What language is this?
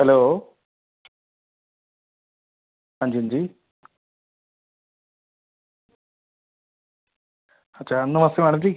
Dogri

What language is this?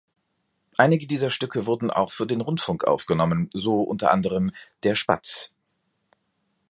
German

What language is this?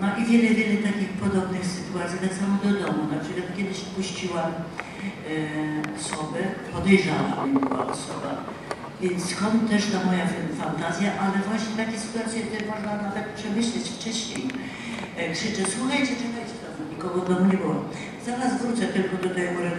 Polish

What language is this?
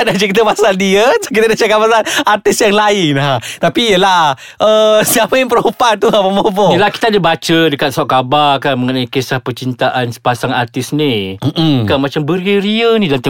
Malay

